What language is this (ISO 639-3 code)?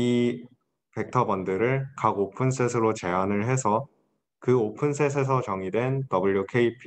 kor